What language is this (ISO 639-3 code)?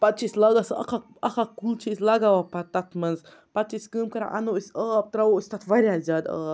kas